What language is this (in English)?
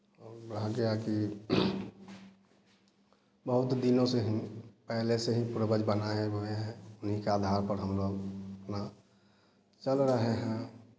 Hindi